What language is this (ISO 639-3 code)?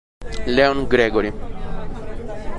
ita